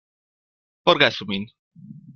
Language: Esperanto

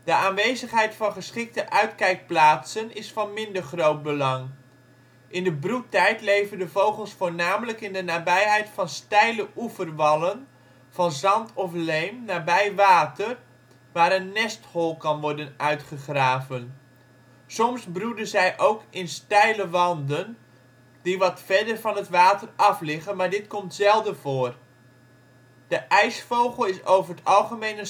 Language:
Dutch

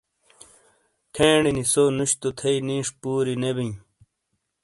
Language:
Shina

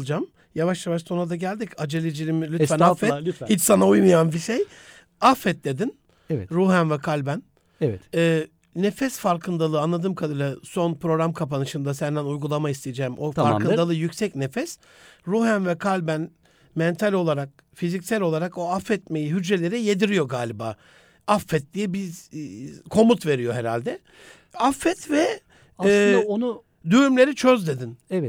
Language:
Turkish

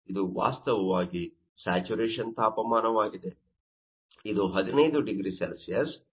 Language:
Kannada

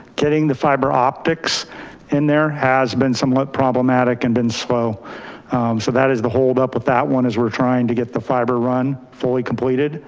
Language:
English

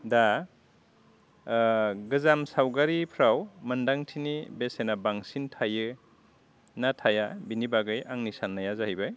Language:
Bodo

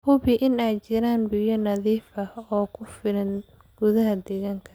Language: Somali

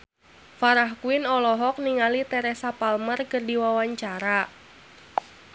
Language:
Sundanese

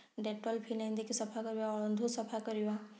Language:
Odia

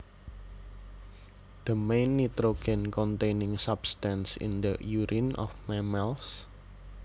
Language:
Javanese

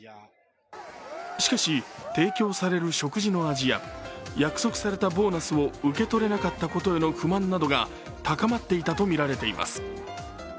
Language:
Japanese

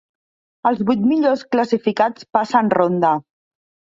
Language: Catalan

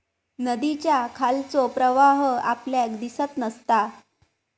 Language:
Marathi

